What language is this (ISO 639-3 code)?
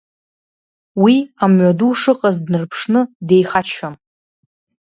abk